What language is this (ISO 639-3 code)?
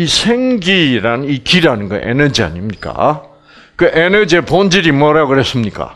kor